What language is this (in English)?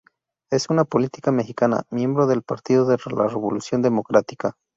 Spanish